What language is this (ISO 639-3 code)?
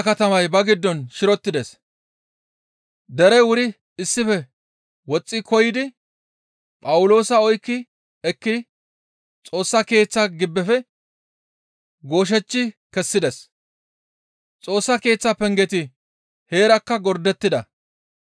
gmv